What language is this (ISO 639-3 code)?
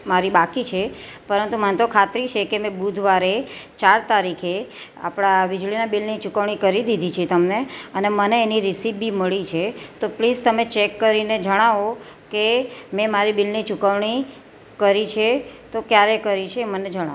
guj